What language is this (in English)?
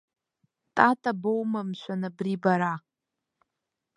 Abkhazian